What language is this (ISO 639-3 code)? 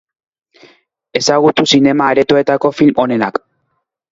eus